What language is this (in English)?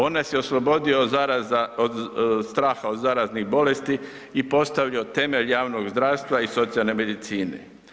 Croatian